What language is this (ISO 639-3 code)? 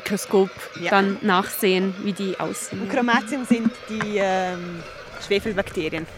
deu